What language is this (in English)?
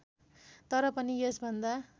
Nepali